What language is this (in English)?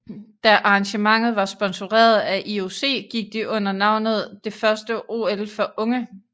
Danish